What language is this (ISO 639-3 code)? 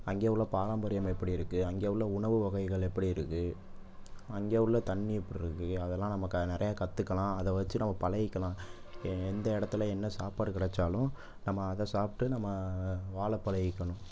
tam